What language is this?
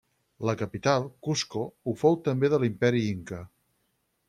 Catalan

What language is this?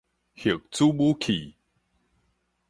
Min Nan Chinese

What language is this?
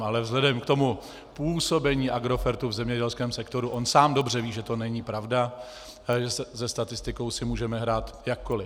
Czech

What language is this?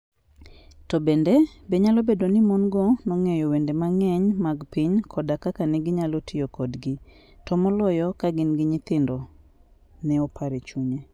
Luo (Kenya and Tanzania)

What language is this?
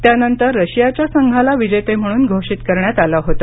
Marathi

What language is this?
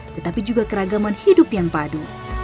Indonesian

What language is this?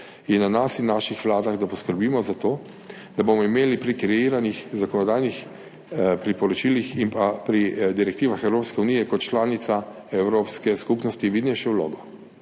Slovenian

